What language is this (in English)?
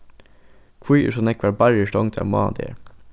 Faroese